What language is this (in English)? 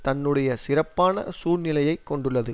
Tamil